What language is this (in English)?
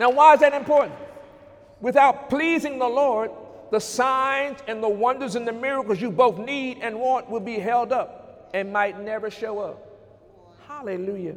English